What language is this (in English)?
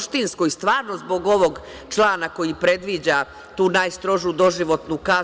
Serbian